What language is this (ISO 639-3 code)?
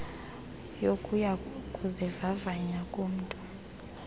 xho